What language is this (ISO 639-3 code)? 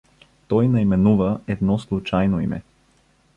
bul